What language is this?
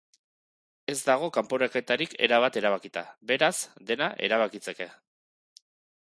Basque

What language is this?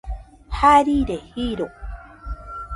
Nüpode Huitoto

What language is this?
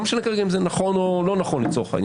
Hebrew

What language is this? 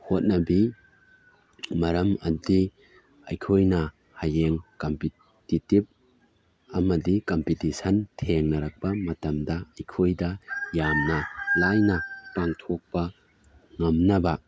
Manipuri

